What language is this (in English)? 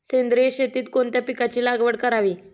Marathi